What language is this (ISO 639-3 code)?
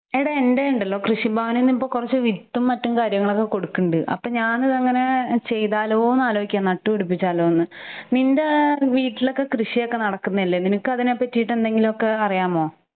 mal